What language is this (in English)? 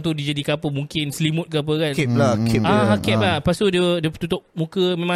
Malay